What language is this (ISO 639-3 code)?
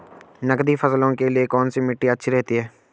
hin